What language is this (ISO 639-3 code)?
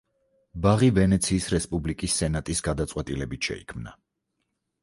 kat